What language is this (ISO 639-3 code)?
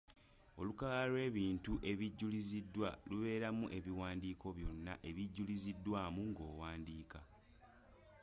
lug